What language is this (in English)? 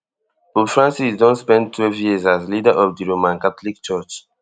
Nigerian Pidgin